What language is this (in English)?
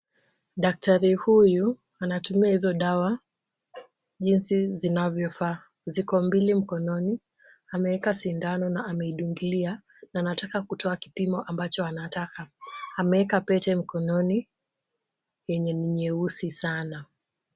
Swahili